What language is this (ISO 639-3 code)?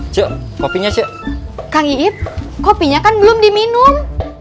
ind